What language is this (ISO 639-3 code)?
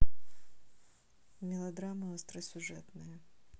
rus